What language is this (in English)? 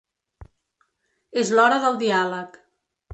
Catalan